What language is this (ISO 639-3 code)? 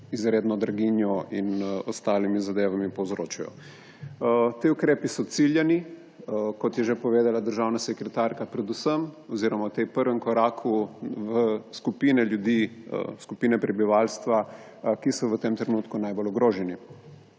slv